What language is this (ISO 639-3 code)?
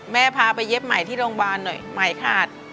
tha